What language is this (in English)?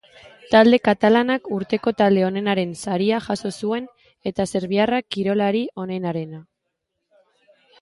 Basque